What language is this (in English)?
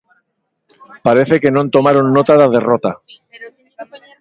Galician